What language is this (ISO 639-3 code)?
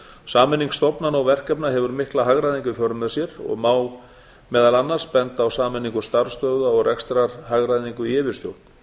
isl